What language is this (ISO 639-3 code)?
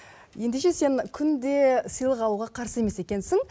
kaz